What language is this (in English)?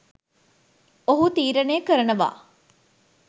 Sinhala